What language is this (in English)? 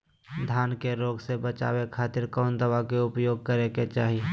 Magahi